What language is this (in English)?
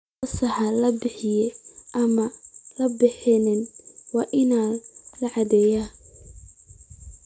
Somali